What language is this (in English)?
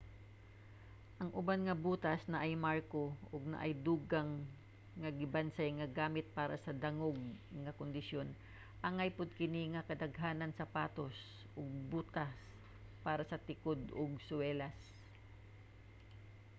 Cebuano